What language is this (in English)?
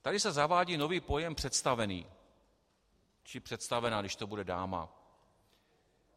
Czech